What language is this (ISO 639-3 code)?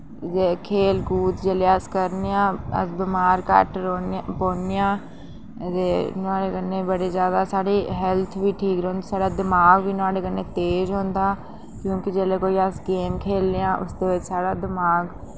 doi